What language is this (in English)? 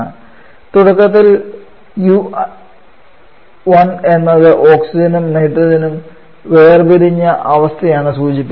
Malayalam